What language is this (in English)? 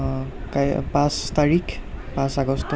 Assamese